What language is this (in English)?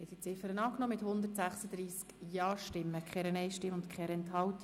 Swiss German